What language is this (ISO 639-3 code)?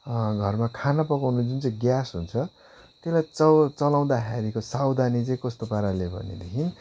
nep